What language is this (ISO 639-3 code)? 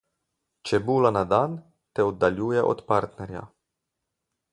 slv